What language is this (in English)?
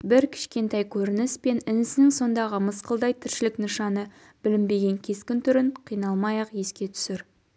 Kazakh